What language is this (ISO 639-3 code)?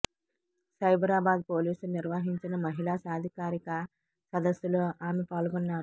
tel